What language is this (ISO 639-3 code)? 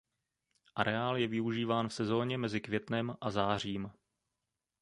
ces